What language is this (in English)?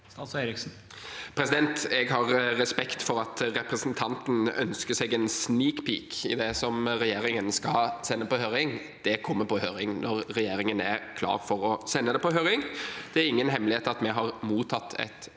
Norwegian